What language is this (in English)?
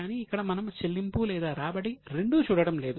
Telugu